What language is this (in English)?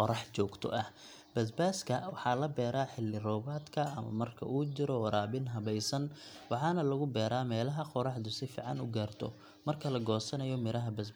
Somali